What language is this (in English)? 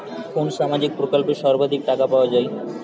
Bangla